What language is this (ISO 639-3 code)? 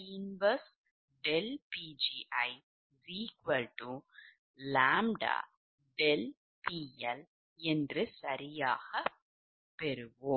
tam